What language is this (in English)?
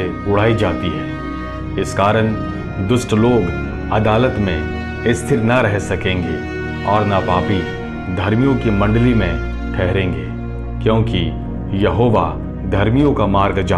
Hindi